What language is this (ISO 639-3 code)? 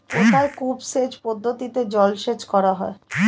ben